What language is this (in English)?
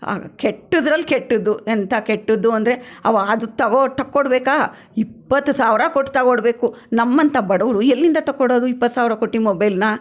Kannada